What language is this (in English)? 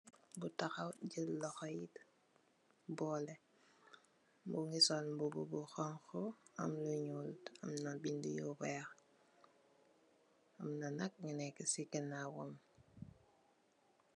Wolof